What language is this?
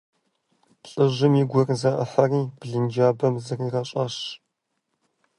Kabardian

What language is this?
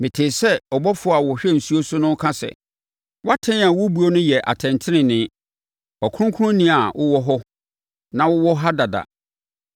Akan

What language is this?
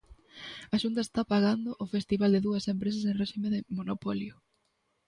Galician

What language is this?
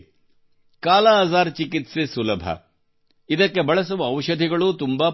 Kannada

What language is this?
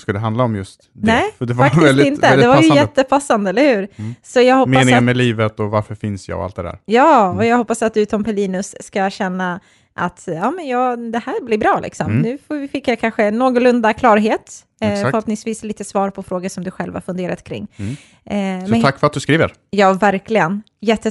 Swedish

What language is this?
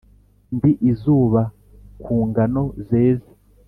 Kinyarwanda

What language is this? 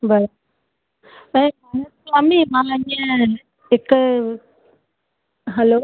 Sindhi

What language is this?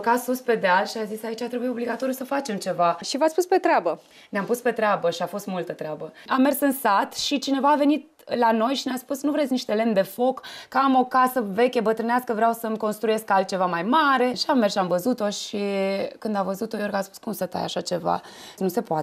Romanian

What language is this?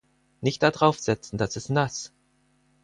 German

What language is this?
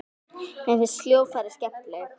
Icelandic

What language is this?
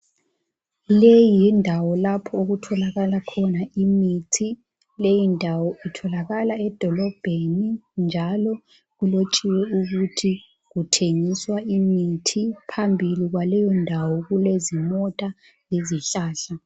North Ndebele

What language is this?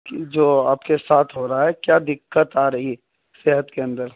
Urdu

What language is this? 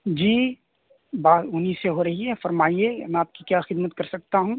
Urdu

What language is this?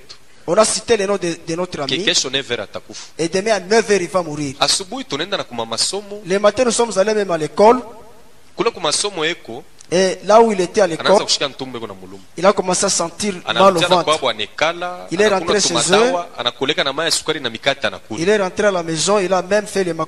French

